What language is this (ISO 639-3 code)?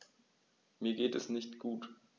deu